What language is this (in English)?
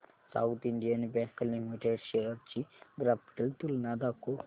Marathi